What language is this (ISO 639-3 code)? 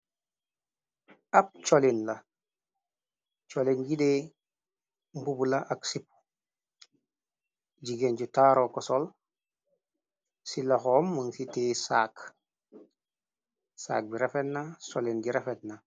wol